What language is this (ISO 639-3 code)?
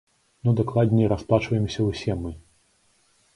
bel